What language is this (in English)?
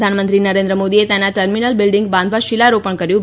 Gujarati